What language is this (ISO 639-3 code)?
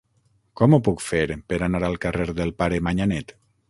cat